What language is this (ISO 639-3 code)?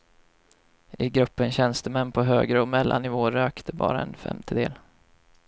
swe